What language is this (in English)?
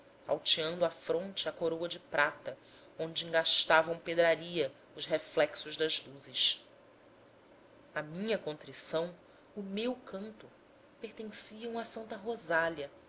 Portuguese